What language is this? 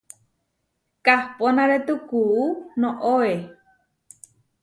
Huarijio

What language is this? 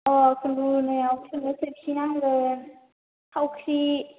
Bodo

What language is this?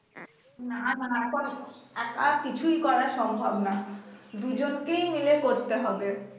Bangla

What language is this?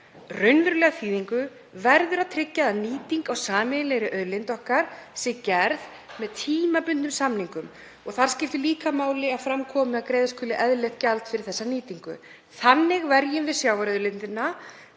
Icelandic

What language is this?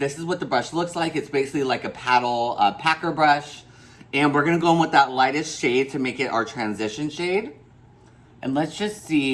English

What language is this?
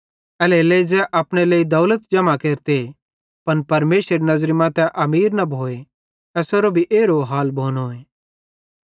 Bhadrawahi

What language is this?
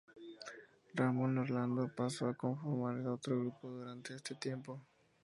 Spanish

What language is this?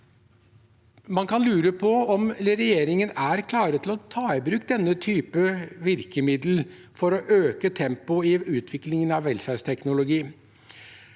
Norwegian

